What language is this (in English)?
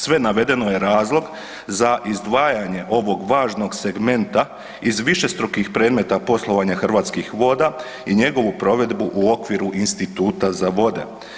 Croatian